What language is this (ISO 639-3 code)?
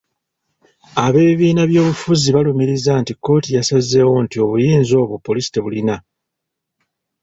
lug